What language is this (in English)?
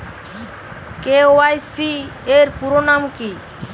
Bangla